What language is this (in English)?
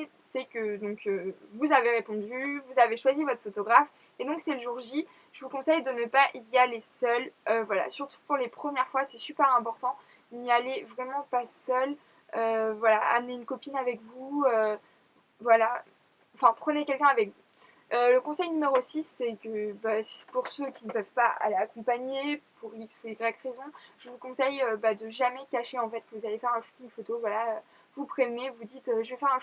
French